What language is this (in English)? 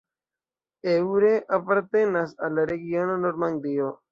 Esperanto